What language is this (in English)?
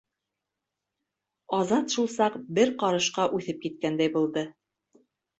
Bashkir